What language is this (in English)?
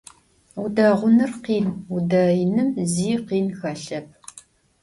Adyghe